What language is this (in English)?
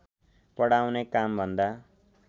Nepali